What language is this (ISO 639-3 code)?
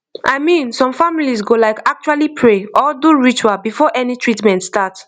pcm